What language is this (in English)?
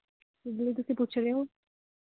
Punjabi